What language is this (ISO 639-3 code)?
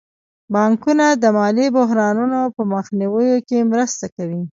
pus